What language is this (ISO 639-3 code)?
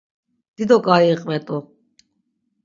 lzz